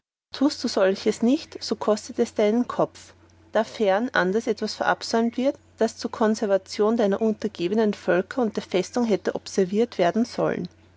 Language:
German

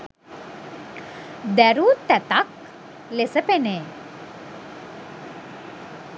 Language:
Sinhala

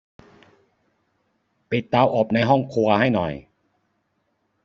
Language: Thai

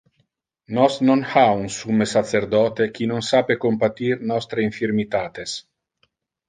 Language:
Interlingua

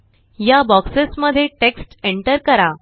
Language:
Marathi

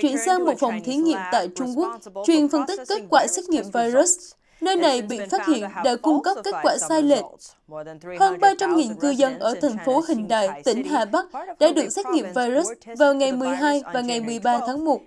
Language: Vietnamese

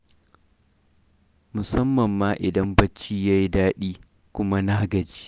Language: Hausa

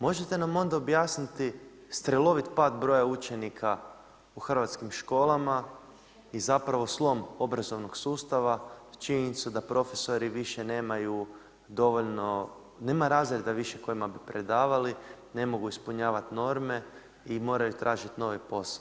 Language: Croatian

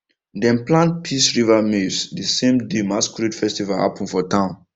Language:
Nigerian Pidgin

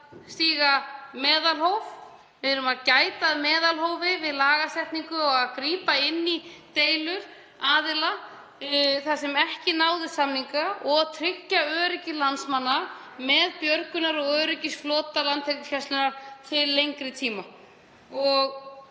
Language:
Icelandic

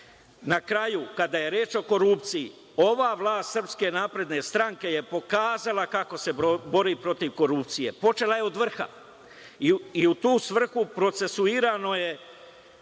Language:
Serbian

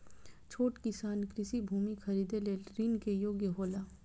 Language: Maithili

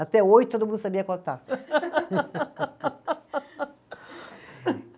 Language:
Portuguese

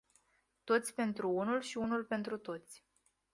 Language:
Romanian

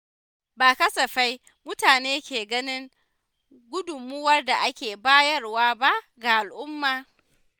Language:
Hausa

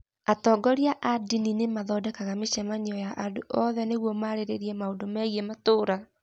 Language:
Kikuyu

